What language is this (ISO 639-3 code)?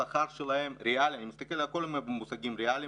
heb